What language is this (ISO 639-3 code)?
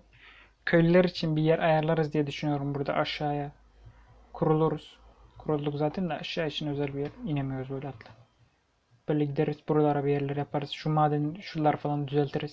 tur